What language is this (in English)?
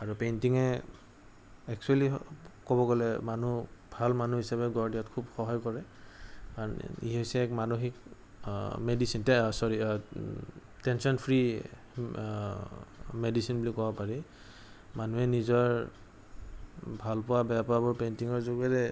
Assamese